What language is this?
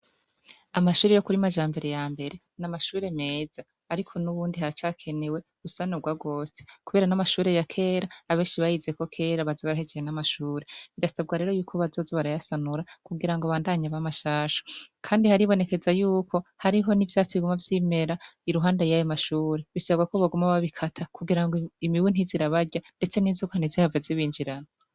Rundi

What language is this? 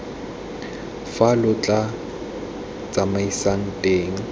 Tswana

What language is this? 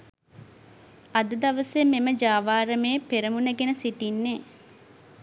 Sinhala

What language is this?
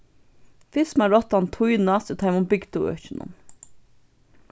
Faroese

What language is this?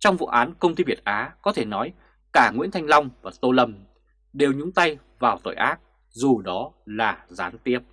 Vietnamese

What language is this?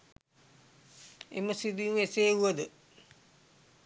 Sinhala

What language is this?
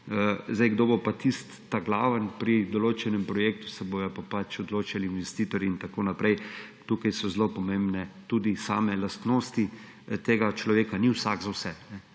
Slovenian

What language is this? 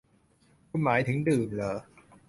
Thai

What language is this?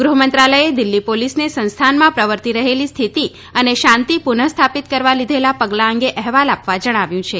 Gujarati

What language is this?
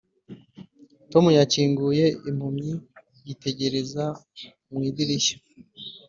Kinyarwanda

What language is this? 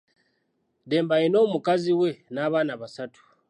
Ganda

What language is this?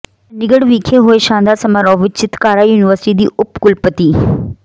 Punjabi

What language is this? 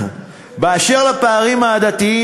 Hebrew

